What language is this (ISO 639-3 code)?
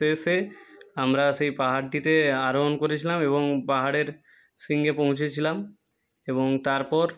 ben